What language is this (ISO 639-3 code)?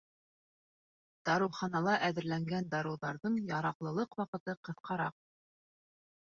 bak